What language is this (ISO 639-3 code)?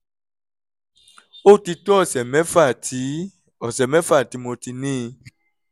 yor